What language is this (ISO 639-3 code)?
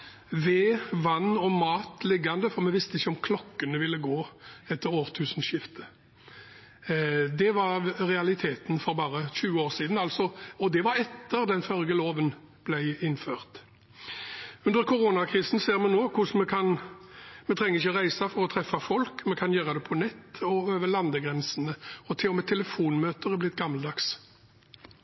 nob